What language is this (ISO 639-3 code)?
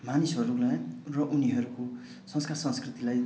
nep